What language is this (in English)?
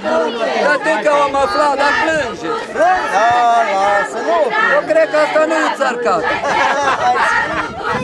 Romanian